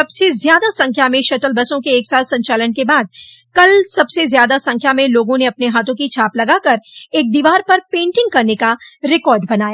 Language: Hindi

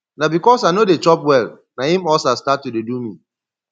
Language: Nigerian Pidgin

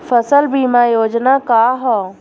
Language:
Bhojpuri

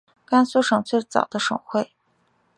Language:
Chinese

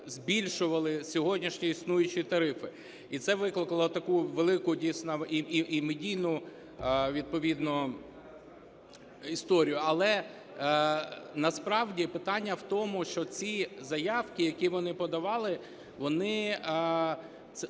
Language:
Ukrainian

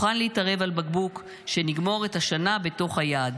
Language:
Hebrew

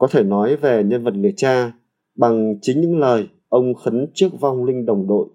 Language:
Vietnamese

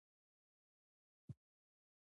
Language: Pashto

